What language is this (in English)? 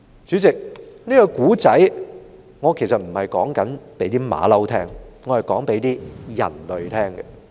Cantonese